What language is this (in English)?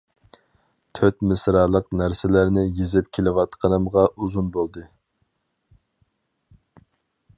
Uyghur